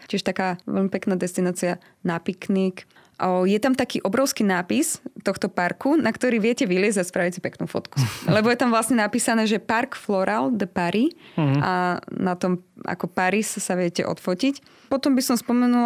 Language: Slovak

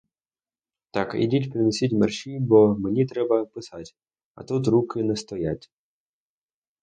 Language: Ukrainian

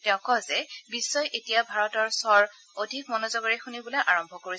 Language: Assamese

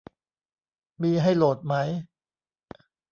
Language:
Thai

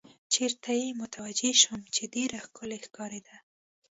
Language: Pashto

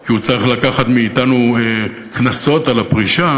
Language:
Hebrew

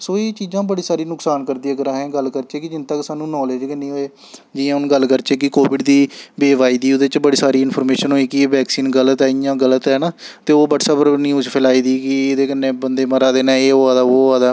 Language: Dogri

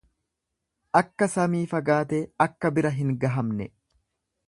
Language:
Oromo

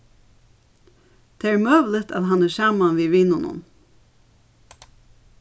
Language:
Faroese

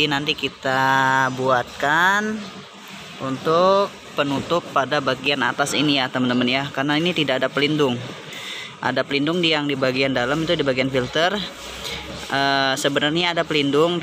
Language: Indonesian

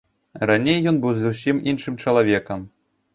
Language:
Belarusian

